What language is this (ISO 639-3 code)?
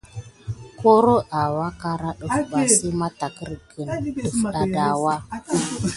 gid